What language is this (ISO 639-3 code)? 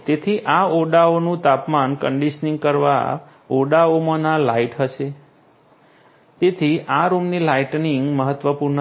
guj